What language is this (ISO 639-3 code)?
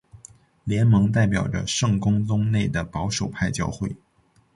zho